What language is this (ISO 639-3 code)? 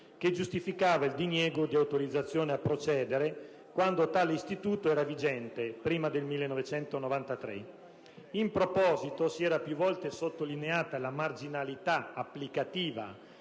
ita